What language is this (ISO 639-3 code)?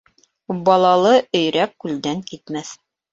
bak